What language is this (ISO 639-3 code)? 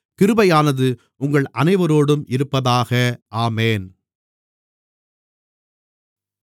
tam